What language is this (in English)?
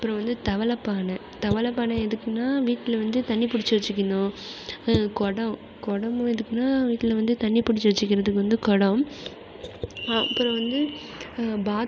Tamil